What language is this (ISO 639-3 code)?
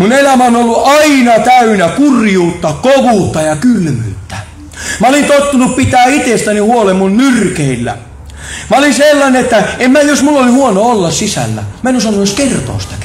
fin